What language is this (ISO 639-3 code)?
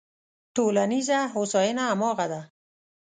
pus